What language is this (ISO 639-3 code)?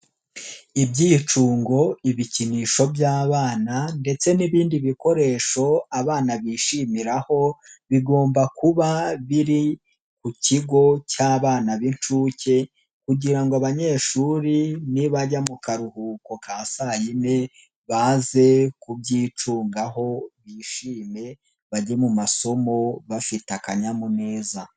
kin